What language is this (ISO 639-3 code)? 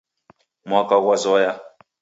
dav